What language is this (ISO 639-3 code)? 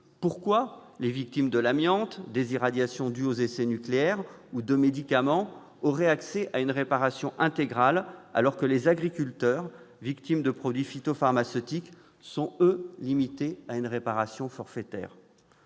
fra